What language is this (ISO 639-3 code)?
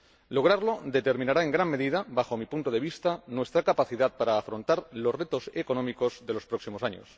spa